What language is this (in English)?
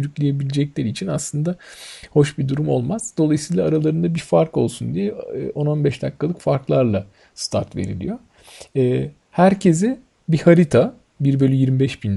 Turkish